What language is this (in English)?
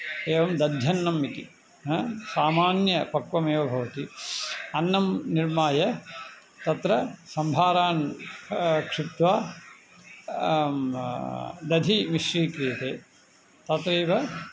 Sanskrit